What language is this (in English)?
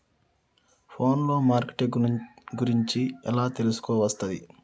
Telugu